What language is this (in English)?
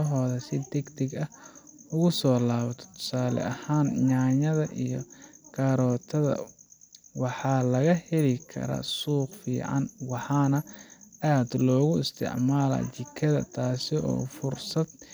Somali